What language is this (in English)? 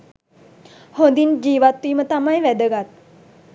Sinhala